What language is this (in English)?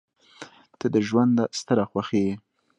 Pashto